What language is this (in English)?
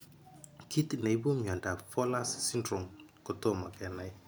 Kalenjin